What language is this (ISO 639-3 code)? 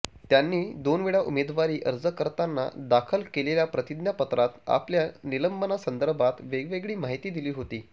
mar